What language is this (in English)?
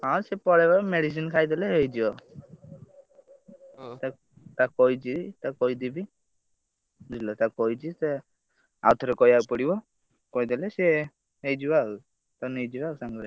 Odia